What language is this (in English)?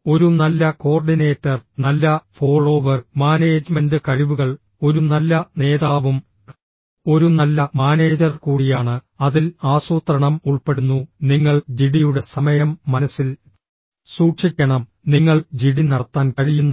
Malayalam